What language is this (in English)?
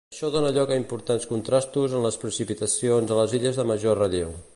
Catalan